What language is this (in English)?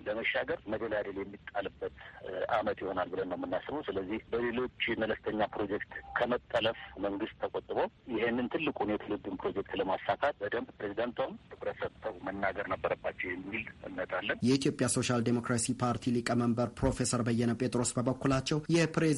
Amharic